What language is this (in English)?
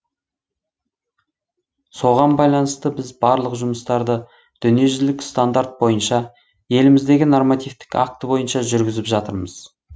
Kazakh